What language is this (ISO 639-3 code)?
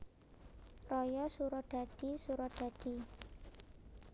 jav